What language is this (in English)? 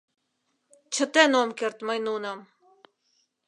Mari